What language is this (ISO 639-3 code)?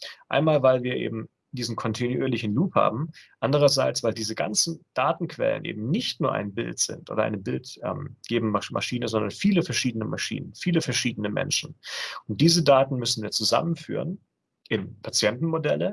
deu